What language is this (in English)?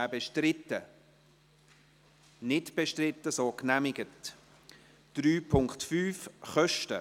Swiss German